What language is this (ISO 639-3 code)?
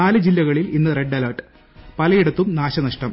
mal